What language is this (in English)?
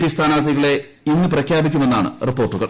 Malayalam